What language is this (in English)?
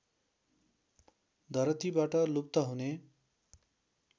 Nepali